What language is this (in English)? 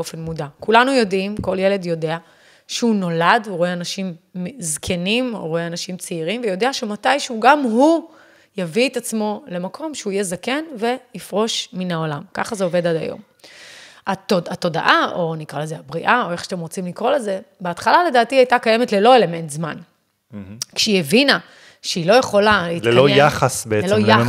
Hebrew